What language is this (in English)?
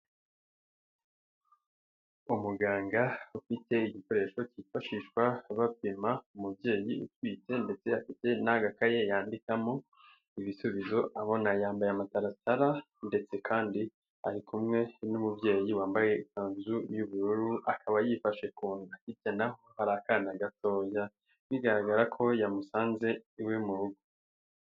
Kinyarwanda